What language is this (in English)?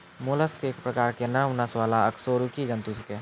Maithili